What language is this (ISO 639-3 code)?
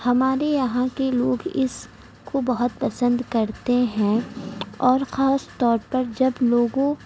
urd